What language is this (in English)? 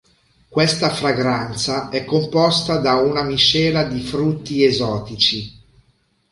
Italian